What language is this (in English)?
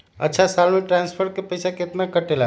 Magahi